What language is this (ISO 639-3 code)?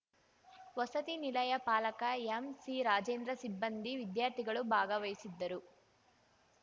kan